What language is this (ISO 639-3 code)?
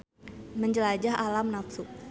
sun